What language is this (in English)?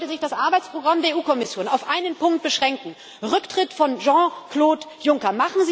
German